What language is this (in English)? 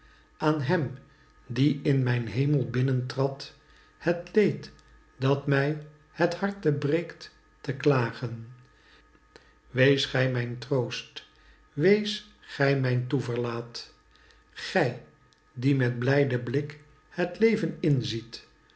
Dutch